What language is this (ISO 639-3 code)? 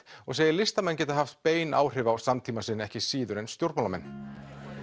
isl